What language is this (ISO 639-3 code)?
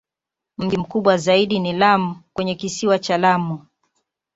swa